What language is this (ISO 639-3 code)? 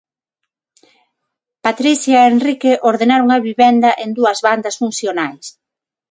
glg